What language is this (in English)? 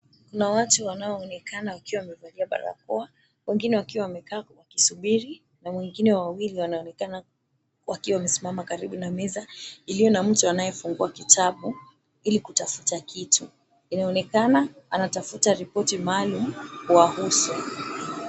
Swahili